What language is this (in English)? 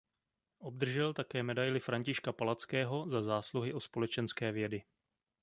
Czech